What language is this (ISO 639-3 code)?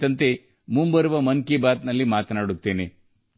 kan